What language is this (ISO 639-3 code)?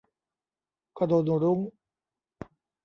tha